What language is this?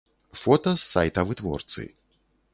Belarusian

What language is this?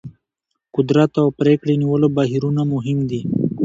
Pashto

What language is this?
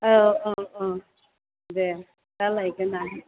Bodo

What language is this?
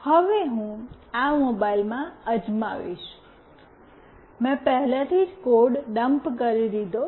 Gujarati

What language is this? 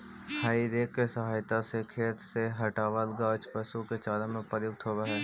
Magahi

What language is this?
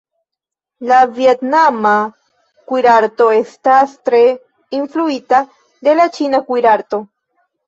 Esperanto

